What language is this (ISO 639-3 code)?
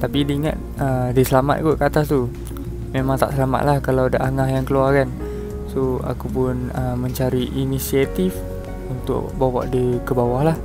msa